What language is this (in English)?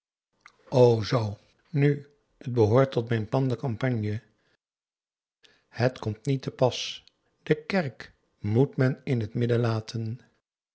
Dutch